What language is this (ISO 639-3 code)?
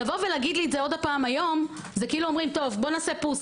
heb